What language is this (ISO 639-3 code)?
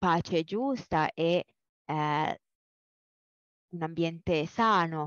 ita